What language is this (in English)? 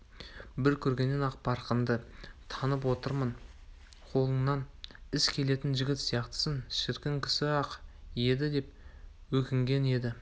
Kazakh